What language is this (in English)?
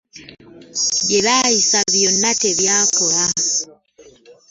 Ganda